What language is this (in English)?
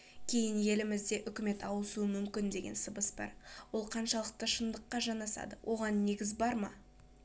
Kazakh